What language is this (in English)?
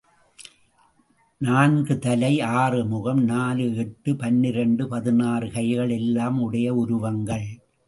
Tamil